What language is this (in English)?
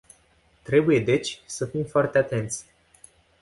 Romanian